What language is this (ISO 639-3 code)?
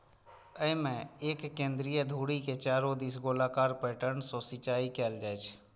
mai